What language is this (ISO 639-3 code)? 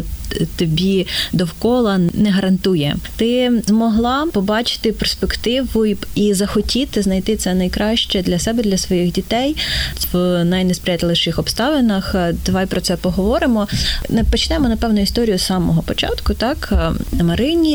ukr